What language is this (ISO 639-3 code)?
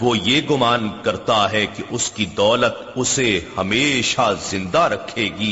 urd